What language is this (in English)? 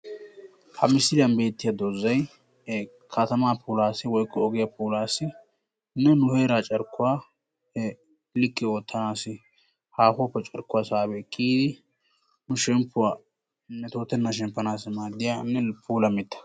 Wolaytta